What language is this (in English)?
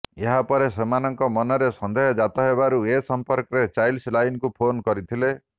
Odia